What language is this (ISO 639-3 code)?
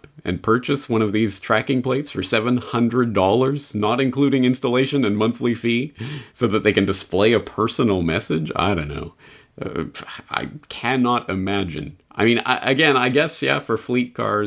eng